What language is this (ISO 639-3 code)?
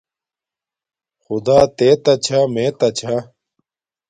dmk